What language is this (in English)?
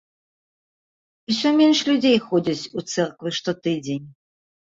Belarusian